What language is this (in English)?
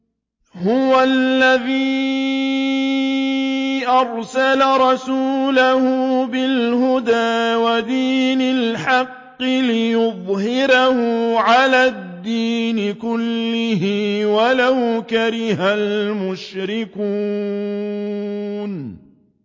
Arabic